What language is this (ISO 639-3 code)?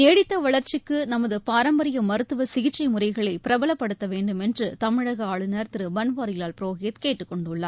tam